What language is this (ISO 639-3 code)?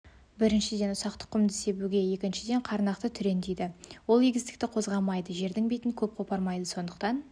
kaz